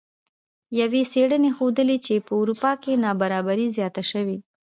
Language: Pashto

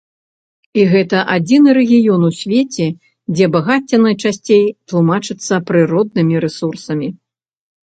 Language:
Belarusian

